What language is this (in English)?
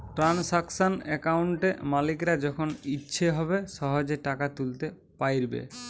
Bangla